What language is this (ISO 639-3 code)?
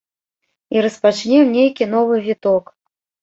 bel